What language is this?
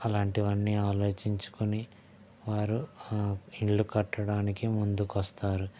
Telugu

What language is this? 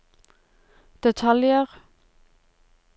Norwegian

